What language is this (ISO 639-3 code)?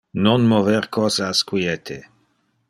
ina